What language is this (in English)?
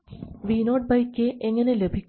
Malayalam